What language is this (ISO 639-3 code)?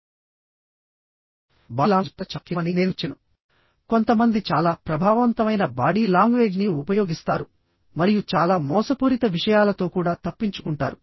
tel